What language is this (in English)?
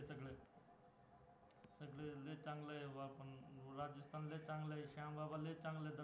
Marathi